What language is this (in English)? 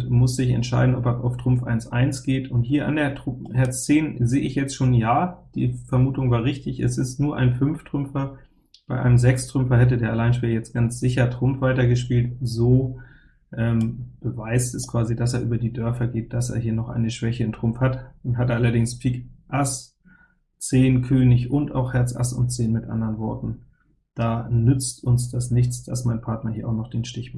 German